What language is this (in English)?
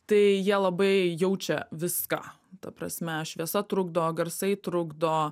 Lithuanian